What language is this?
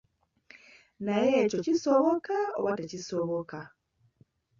Ganda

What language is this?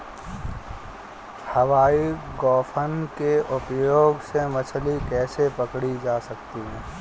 Hindi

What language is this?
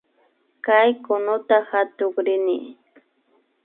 Imbabura Highland Quichua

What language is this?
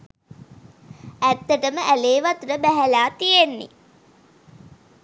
Sinhala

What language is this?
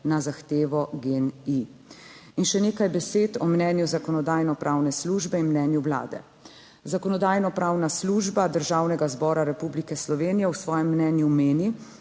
Slovenian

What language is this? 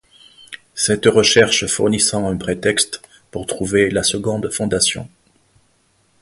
French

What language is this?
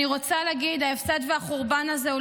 Hebrew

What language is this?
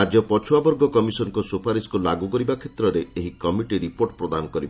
Odia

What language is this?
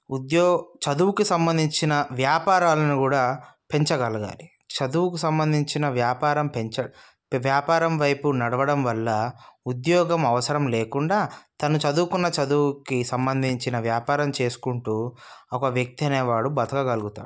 Telugu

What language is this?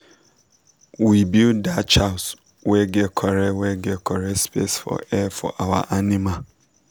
Nigerian Pidgin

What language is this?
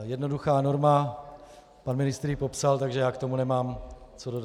Czech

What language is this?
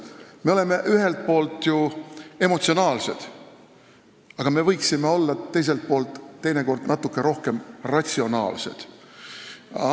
Estonian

